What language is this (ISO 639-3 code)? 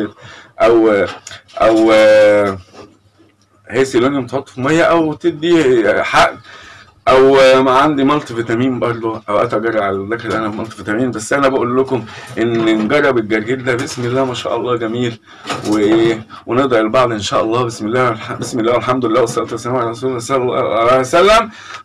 ara